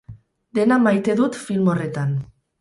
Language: Basque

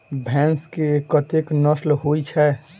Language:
Maithili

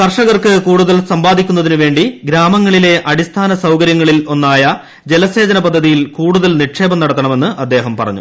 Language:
Malayalam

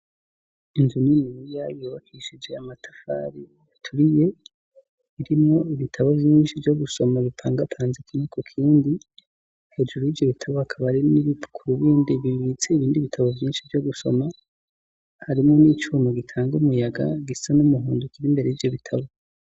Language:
Rundi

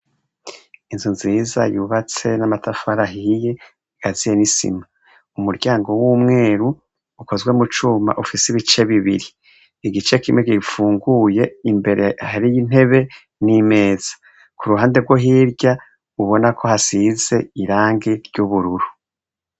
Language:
Rundi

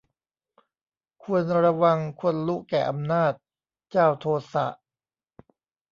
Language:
Thai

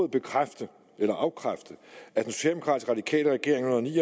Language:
Danish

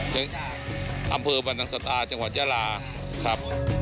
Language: Thai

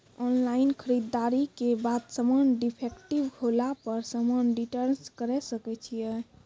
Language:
Maithili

